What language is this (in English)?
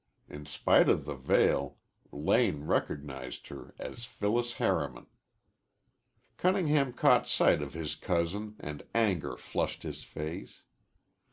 English